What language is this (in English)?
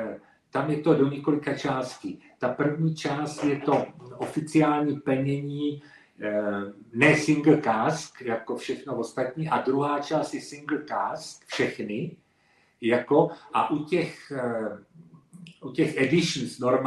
Czech